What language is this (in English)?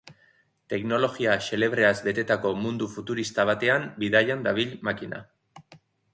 Basque